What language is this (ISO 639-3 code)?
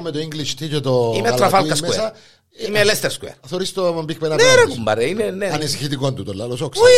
ell